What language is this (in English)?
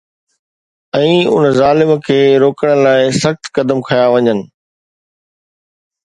Sindhi